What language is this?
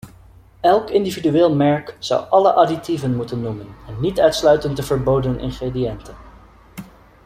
Dutch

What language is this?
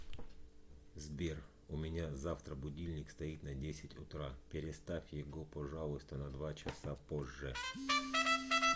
Russian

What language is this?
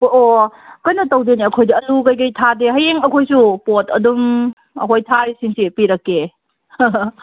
Manipuri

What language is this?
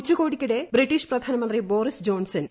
Malayalam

